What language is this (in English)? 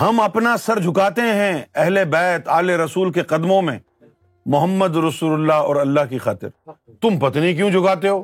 Urdu